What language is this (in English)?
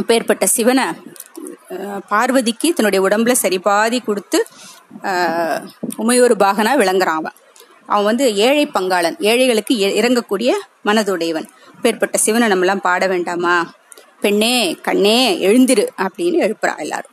Tamil